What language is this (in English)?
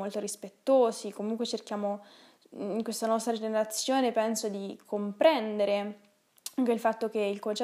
Italian